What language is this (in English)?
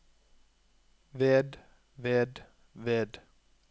Norwegian